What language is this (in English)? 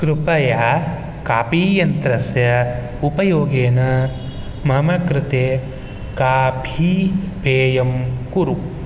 Sanskrit